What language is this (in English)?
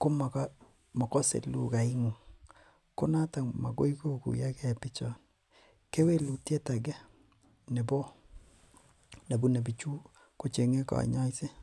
Kalenjin